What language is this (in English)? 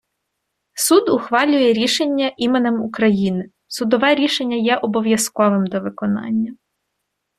Ukrainian